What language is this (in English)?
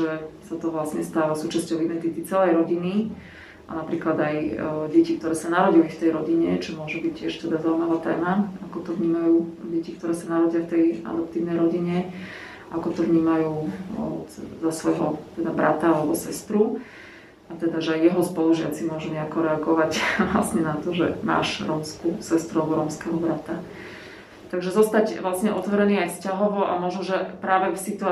Slovak